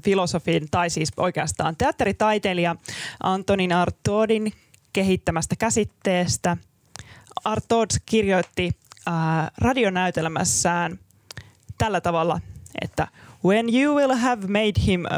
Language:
Finnish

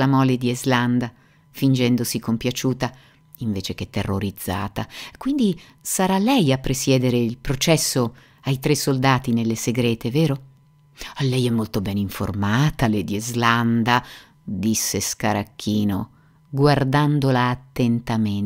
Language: Italian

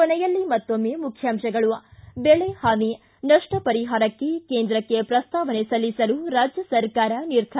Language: Kannada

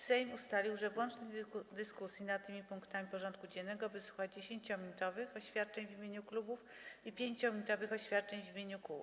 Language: Polish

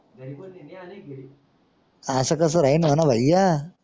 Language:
Marathi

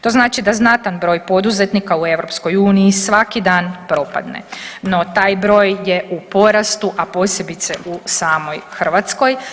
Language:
Croatian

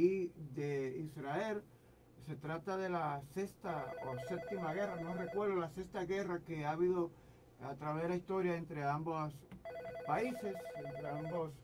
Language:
Spanish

